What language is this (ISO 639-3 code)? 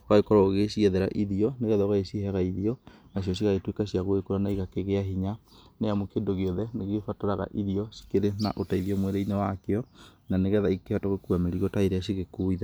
kik